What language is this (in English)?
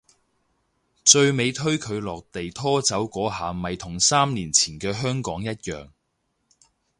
Cantonese